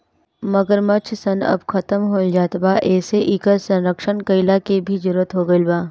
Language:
Bhojpuri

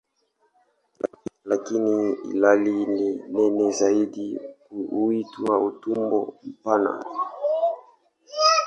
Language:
Swahili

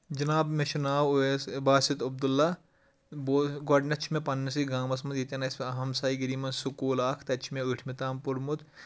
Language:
Kashmiri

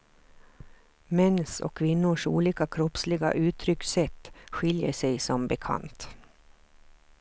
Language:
Swedish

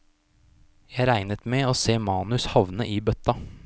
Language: Norwegian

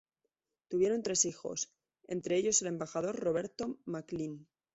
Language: Spanish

